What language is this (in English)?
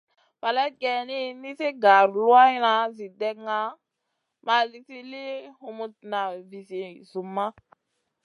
Masana